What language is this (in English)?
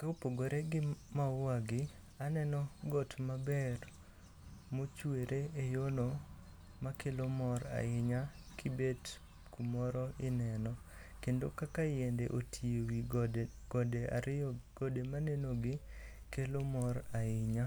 Luo (Kenya and Tanzania)